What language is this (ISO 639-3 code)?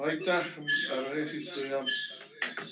est